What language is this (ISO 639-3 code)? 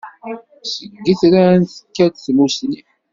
kab